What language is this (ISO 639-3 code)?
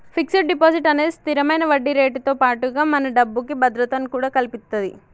tel